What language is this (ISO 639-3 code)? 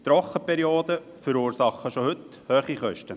gsw